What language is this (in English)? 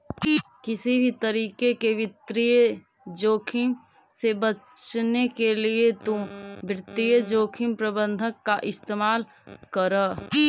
Magahi